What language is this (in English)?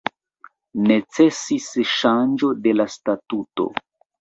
Esperanto